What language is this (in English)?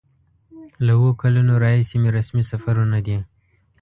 Pashto